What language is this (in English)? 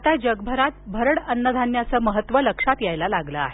Marathi